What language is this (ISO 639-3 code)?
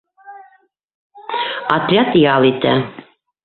bak